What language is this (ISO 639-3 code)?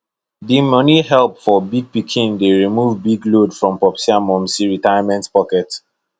pcm